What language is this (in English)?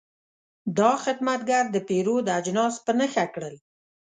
Pashto